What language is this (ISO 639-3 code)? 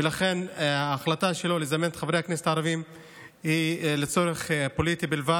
heb